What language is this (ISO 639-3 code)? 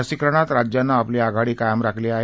mar